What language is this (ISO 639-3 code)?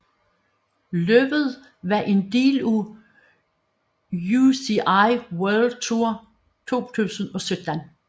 dan